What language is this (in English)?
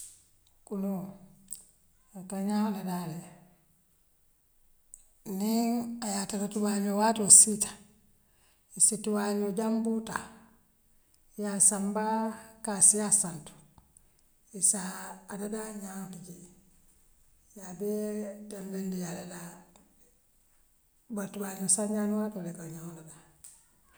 Western Maninkakan